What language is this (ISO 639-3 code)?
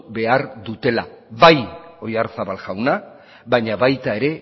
eus